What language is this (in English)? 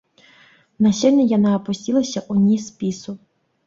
Belarusian